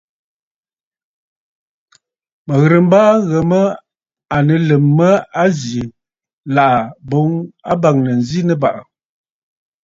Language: Bafut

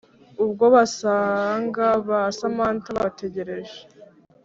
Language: Kinyarwanda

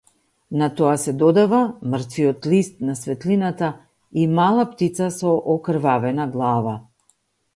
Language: Macedonian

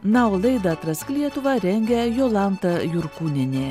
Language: Lithuanian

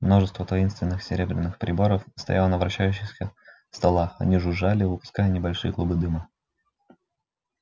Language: Russian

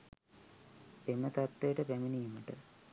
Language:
Sinhala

